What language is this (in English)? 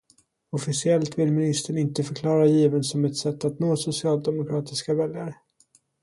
Swedish